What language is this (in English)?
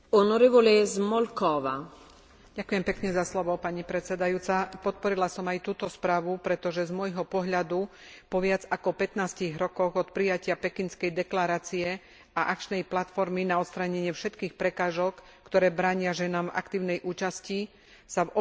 Slovak